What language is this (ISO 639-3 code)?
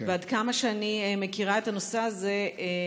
heb